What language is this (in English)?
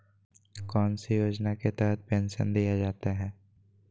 Magahi